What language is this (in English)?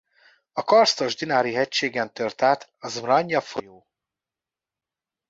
Hungarian